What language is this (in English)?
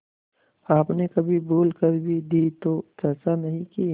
Hindi